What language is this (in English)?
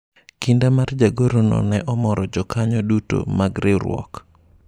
Luo (Kenya and Tanzania)